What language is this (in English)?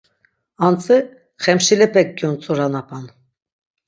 Laz